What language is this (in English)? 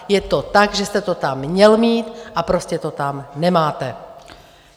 Czech